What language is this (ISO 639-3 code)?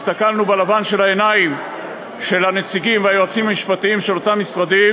heb